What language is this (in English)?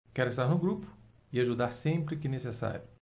Portuguese